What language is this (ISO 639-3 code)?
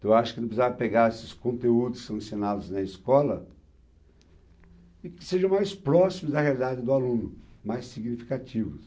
por